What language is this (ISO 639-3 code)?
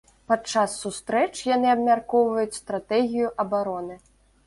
bel